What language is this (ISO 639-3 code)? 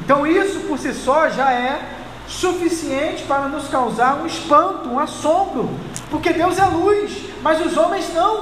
por